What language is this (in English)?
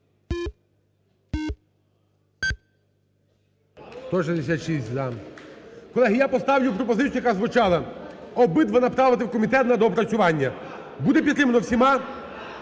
Ukrainian